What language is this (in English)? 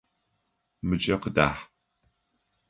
Adyghe